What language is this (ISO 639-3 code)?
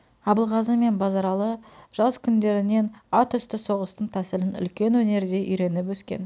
kaz